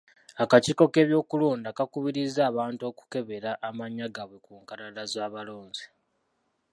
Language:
Ganda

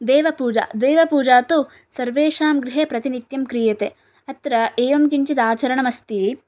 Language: Sanskrit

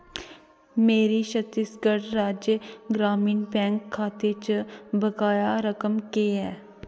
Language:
Dogri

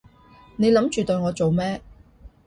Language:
Cantonese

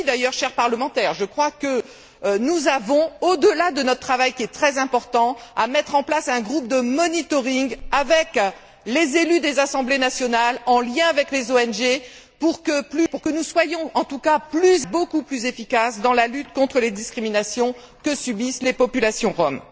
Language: French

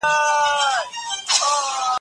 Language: Pashto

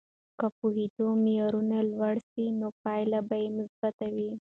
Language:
Pashto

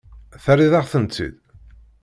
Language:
Kabyle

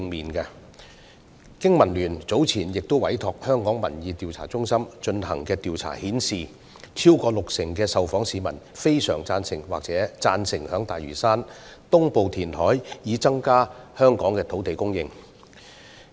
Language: Cantonese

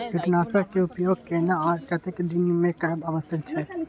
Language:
Maithili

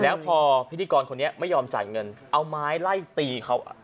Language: Thai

